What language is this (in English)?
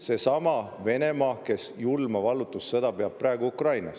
Estonian